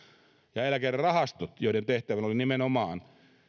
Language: Finnish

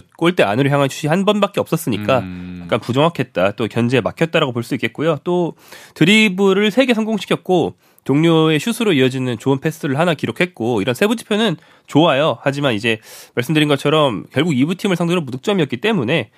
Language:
Korean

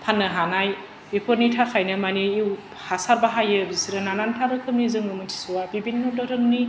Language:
Bodo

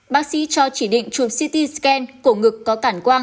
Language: Vietnamese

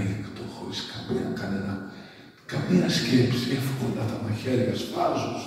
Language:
Greek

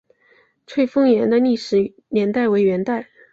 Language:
Chinese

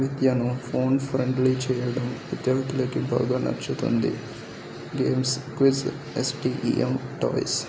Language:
Telugu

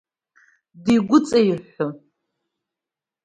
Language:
Abkhazian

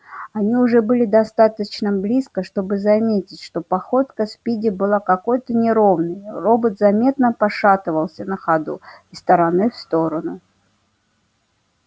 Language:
Russian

